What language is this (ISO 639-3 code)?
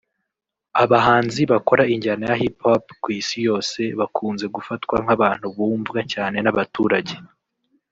kin